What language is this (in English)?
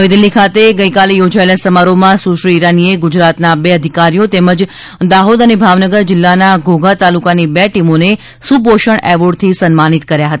Gujarati